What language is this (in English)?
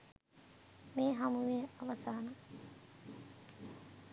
Sinhala